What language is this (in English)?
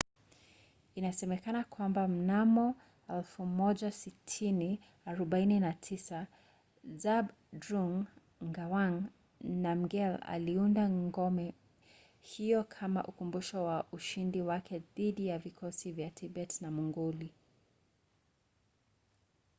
Swahili